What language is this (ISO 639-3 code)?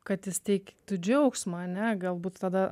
lit